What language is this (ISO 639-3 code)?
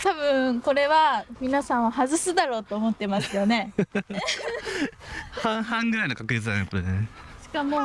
jpn